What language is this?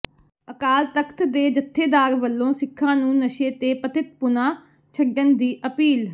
Punjabi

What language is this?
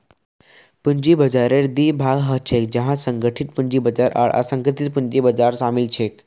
Magahi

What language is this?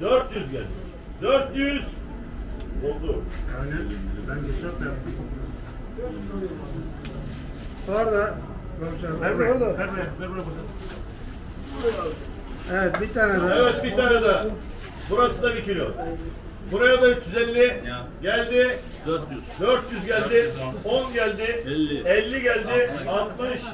Turkish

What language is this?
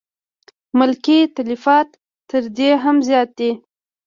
Pashto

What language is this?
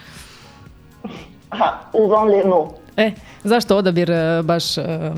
Croatian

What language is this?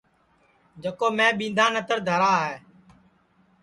Sansi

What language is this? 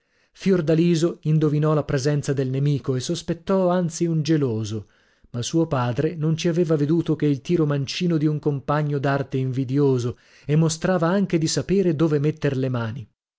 Italian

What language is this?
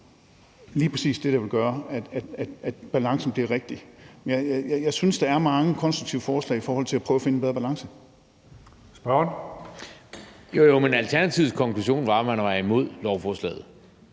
Danish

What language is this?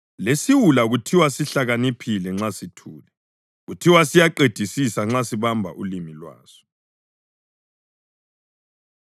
North Ndebele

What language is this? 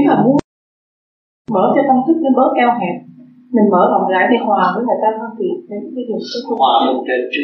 Vietnamese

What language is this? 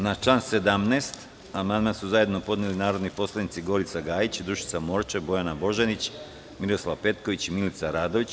Serbian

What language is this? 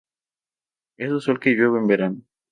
Spanish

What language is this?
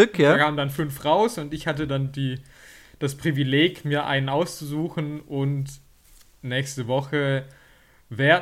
German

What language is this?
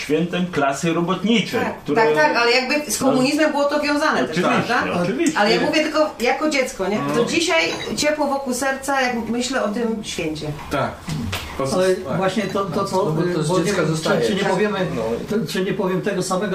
Polish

